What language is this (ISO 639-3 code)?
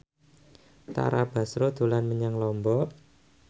jav